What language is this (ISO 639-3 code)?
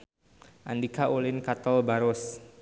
sun